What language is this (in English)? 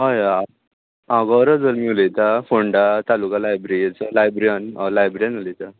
Konkani